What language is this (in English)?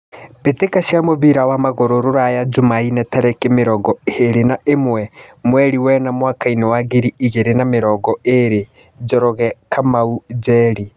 Kikuyu